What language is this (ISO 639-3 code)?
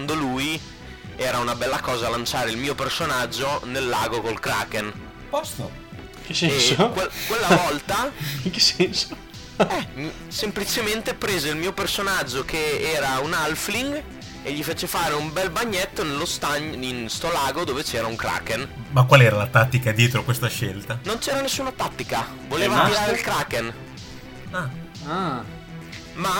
ita